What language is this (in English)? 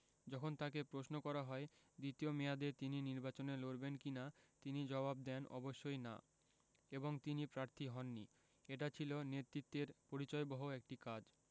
Bangla